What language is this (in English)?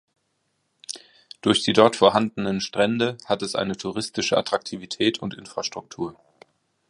German